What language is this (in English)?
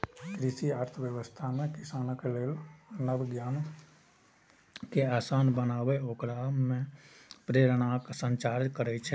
Maithili